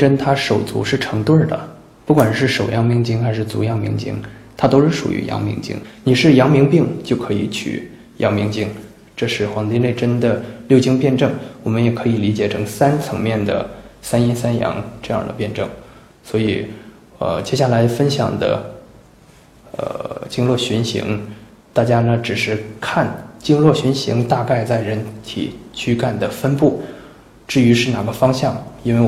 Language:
Chinese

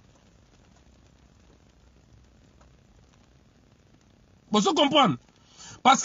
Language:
French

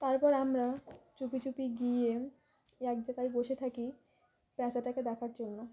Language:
Bangla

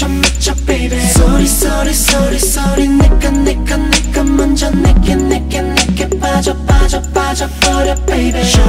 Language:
Korean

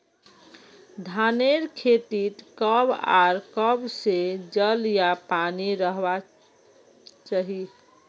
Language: Magahi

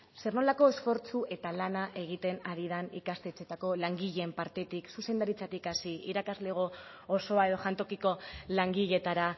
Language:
Basque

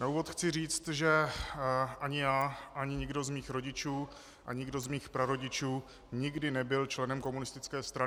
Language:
Czech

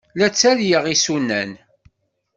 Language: Kabyle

